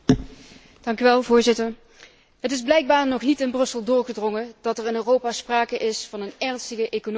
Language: Dutch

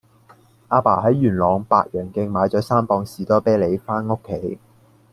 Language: Cantonese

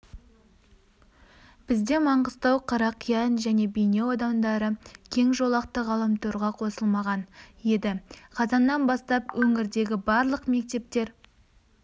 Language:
Kazakh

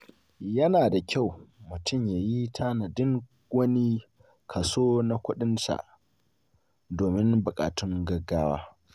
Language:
Hausa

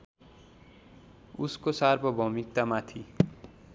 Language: Nepali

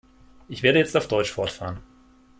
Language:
German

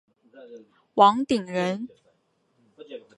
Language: Chinese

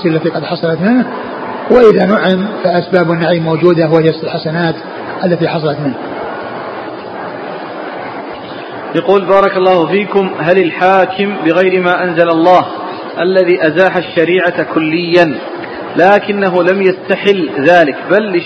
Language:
Arabic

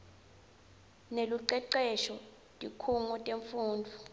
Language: Swati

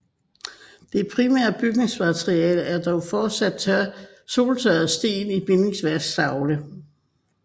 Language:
Danish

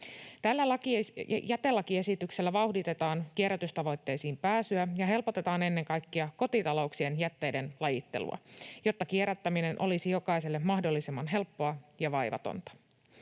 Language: Finnish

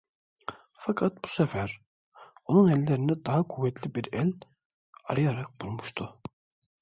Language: Turkish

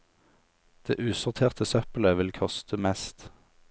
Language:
Norwegian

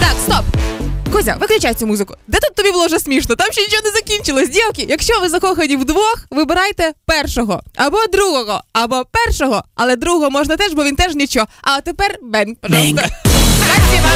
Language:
Ukrainian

